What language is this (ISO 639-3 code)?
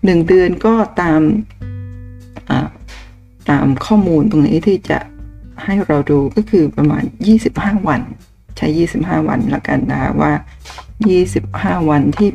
tha